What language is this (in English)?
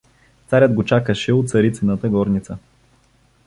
Bulgarian